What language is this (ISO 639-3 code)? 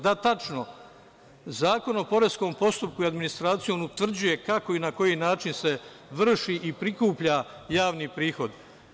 srp